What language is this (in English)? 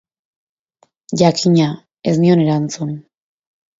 Basque